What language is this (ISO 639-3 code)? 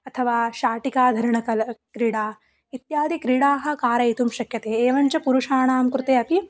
san